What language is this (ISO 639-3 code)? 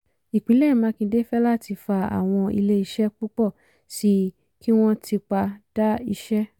yor